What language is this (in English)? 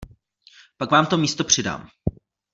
Czech